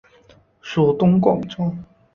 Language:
Chinese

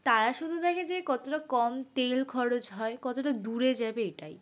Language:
Bangla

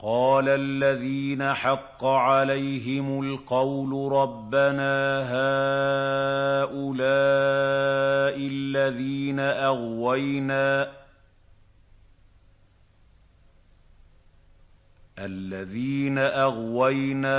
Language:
Arabic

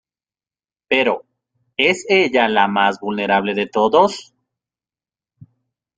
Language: Spanish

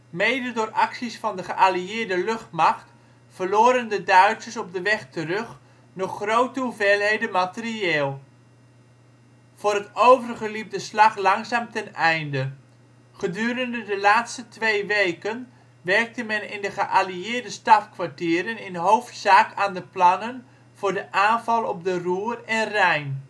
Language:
Dutch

